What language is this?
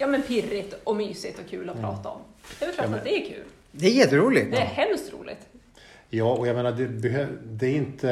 Swedish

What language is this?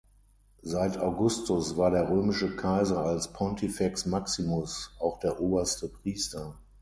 German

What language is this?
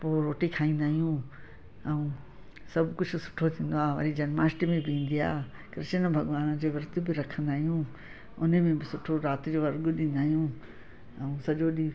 Sindhi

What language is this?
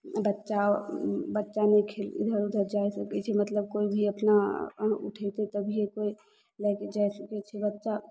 Maithili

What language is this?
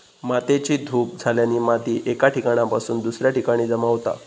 Marathi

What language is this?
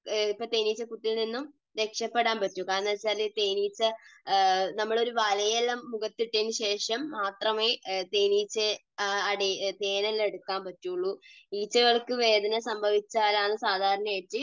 Malayalam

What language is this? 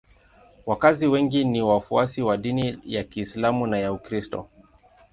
Swahili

